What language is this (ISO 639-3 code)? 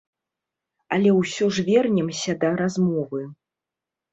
bel